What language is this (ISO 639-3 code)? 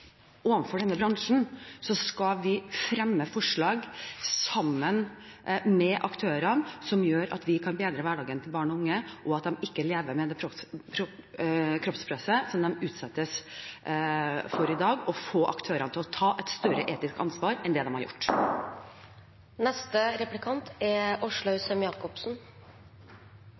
nor